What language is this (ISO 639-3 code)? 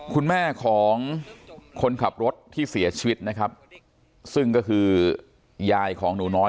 tha